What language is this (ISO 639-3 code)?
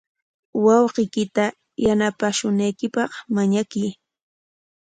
qwa